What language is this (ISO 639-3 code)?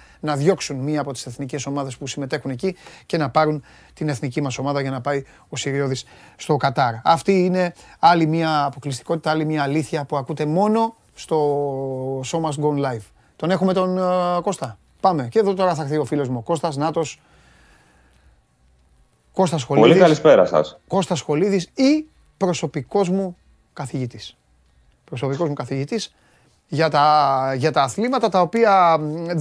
ell